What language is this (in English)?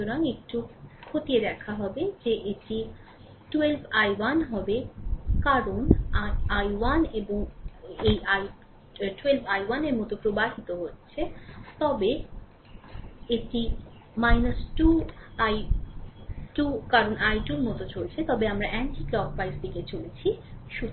Bangla